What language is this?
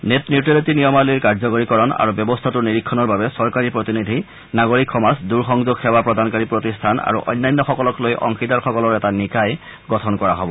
Assamese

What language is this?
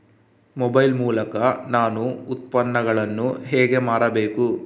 Kannada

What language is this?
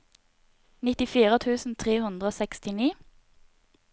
Norwegian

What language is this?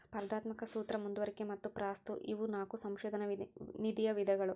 Kannada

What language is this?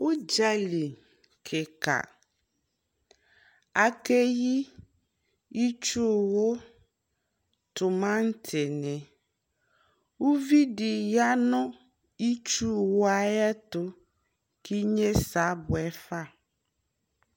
Ikposo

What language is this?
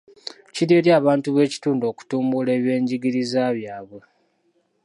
Ganda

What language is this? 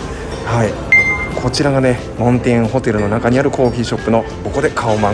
Japanese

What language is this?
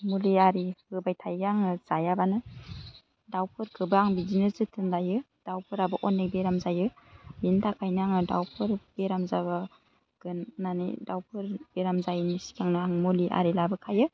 Bodo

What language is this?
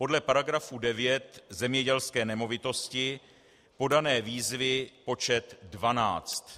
Czech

